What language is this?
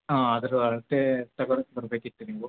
Kannada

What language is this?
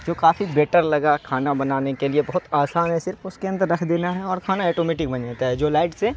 Urdu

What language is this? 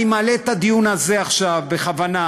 Hebrew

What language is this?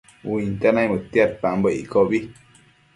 Matsés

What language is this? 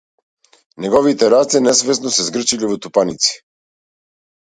Macedonian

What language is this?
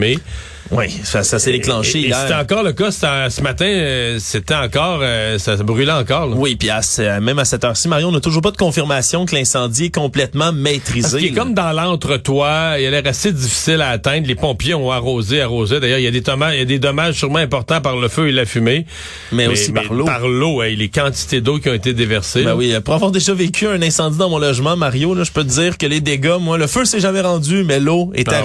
French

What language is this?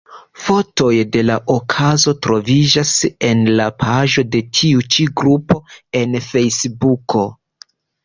Esperanto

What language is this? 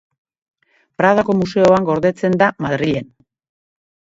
Basque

